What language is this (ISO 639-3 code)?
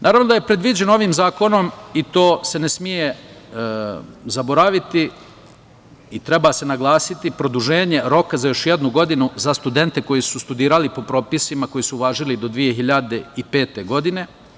srp